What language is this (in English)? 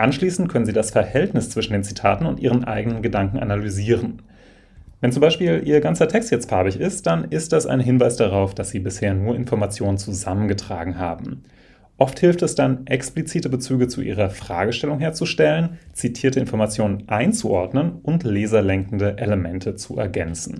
German